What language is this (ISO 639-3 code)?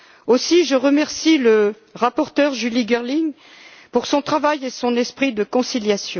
fra